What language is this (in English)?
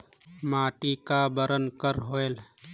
Chhattisgarhi